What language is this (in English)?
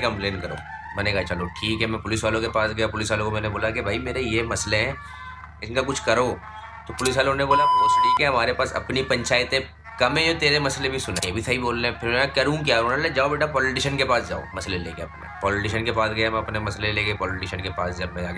Hindi